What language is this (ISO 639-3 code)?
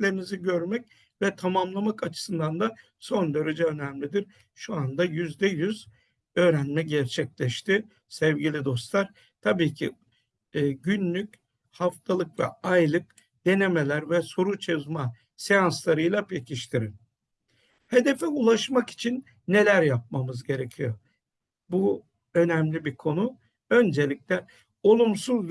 tur